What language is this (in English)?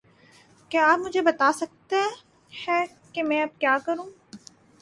Urdu